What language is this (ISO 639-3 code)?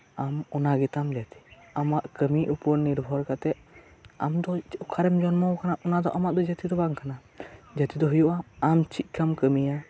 sat